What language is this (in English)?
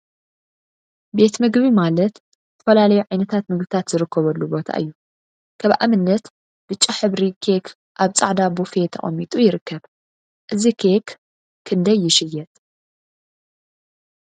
Tigrinya